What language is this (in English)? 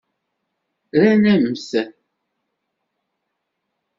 Kabyle